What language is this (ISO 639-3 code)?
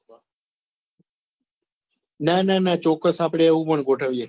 guj